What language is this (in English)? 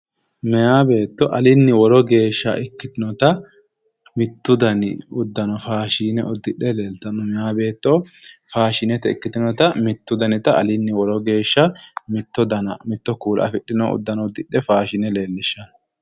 Sidamo